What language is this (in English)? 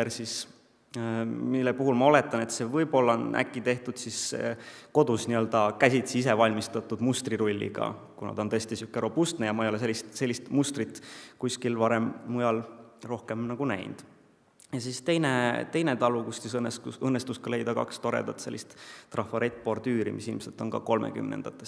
Finnish